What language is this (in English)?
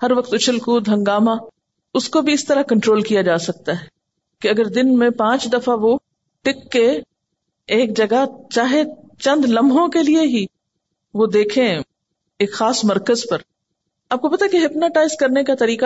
Urdu